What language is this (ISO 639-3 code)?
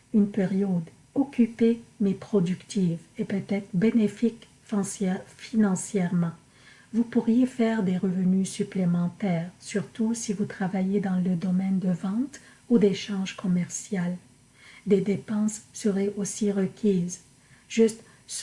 fra